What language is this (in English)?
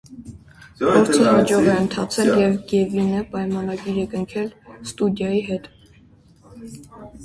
Armenian